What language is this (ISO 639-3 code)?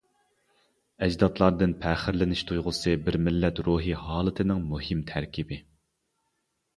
uig